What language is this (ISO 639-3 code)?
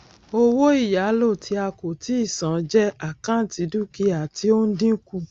yor